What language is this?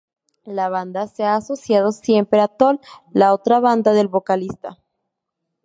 Spanish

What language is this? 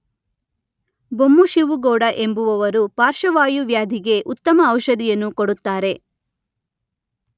Kannada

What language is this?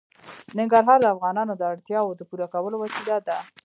Pashto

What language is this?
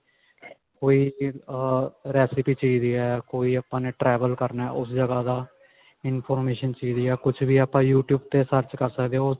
Punjabi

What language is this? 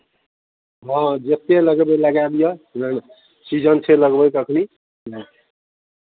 Maithili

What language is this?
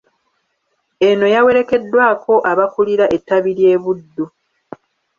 Ganda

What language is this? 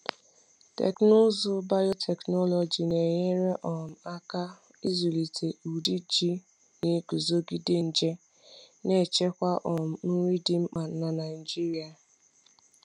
Igbo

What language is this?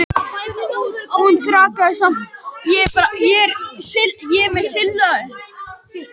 Icelandic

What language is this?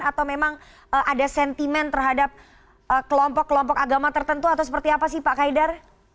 Indonesian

